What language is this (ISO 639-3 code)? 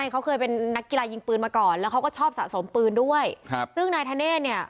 tha